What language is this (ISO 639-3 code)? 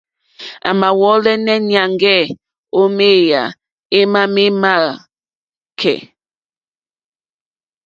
bri